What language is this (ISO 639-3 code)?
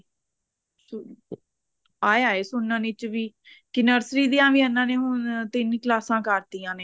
pan